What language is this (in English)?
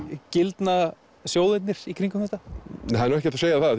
Icelandic